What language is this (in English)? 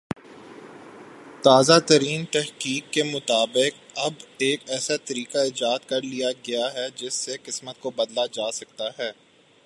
Urdu